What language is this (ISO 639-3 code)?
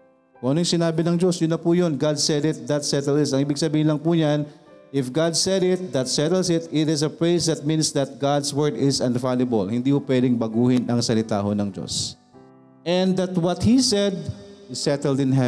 fil